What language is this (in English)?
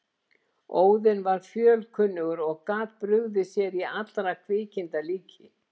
Icelandic